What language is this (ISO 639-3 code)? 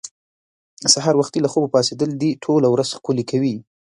pus